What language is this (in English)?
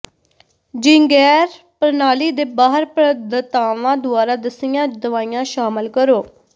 Punjabi